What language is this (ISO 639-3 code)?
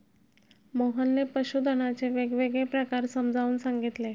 mar